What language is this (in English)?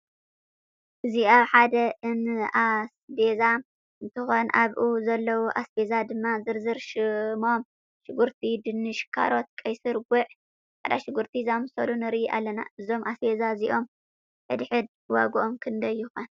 Tigrinya